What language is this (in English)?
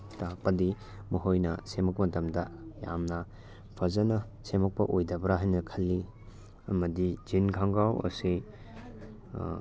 Manipuri